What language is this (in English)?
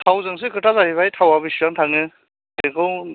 Bodo